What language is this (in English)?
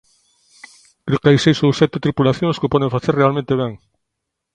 Galician